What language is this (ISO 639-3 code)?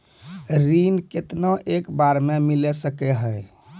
mai